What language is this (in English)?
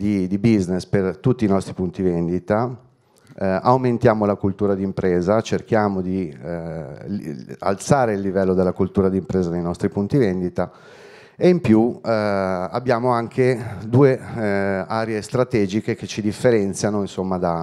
Italian